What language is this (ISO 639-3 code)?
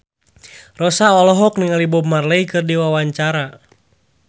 sun